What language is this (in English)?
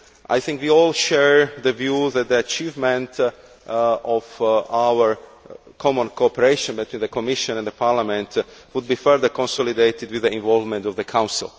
English